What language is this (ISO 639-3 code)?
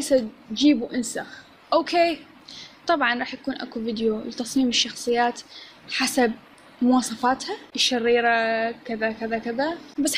ara